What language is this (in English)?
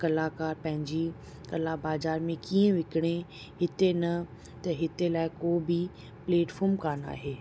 Sindhi